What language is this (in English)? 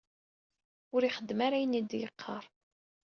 Kabyle